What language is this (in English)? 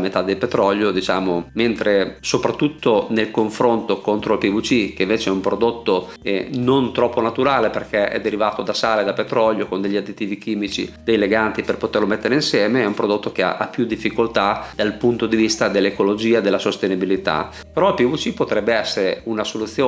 Italian